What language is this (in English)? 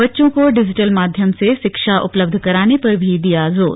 Hindi